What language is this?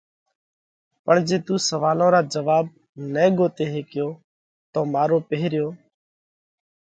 Parkari Koli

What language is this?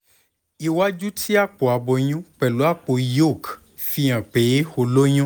Yoruba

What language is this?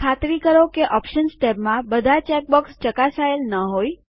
Gujarati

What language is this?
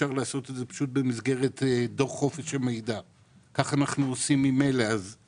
Hebrew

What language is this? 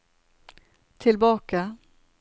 Norwegian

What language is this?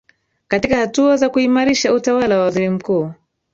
Swahili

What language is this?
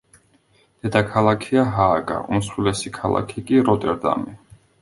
Georgian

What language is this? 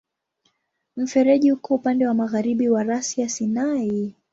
Swahili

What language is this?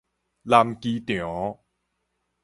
Min Nan Chinese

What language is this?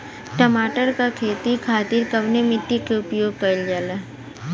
Bhojpuri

